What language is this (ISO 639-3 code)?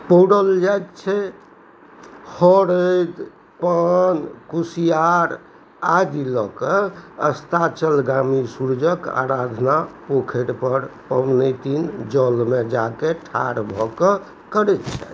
mai